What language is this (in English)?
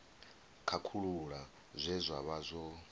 Venda